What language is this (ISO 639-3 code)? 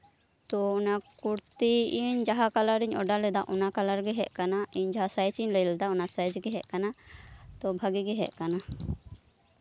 sat